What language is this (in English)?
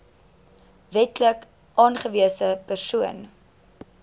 Afrikaans